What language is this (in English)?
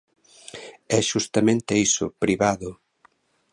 Galician